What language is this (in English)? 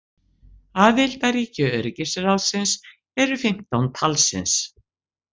Icelandic